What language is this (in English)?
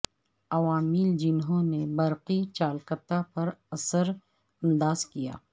Urdu